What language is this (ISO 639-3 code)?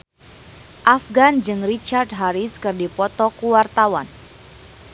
sun